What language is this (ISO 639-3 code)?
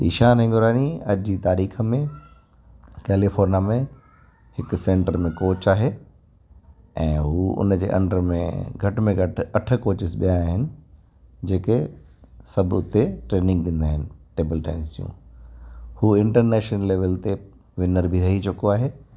snd